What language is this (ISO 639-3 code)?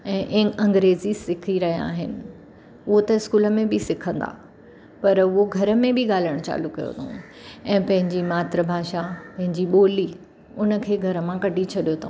snd